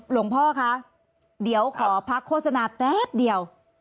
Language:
Thai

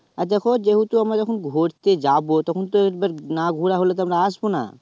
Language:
Bangla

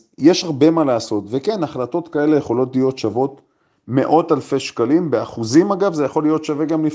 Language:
Hebrew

